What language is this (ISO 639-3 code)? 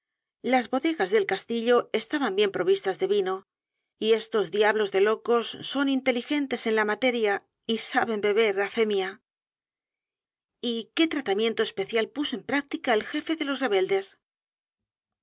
spa